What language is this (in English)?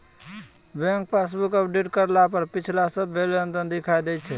Maithili